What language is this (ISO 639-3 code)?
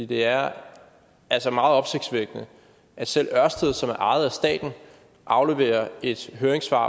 dan